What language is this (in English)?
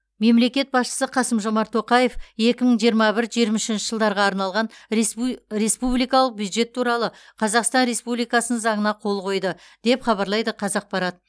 Kazakh